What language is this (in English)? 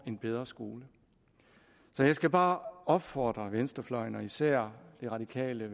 Danish